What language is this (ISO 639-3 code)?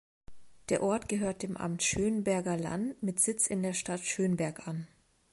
deu